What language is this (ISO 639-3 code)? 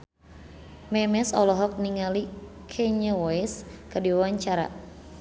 sun